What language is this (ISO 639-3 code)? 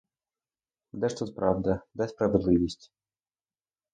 ukr